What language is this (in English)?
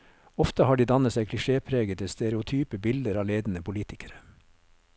Norwegian